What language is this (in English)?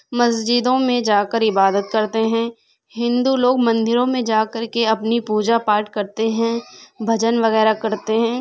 Urdu